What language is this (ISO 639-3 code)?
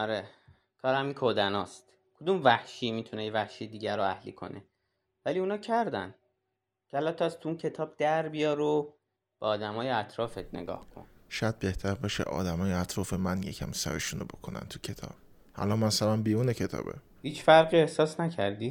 fas